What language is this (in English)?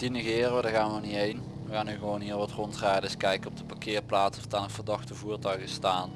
Dutch